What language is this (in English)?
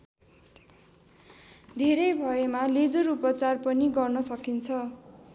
Nepali